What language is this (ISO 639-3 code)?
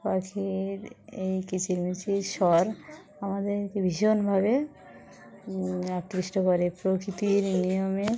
ben